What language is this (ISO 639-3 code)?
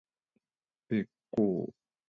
jpn